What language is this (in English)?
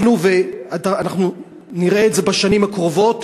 Hebrew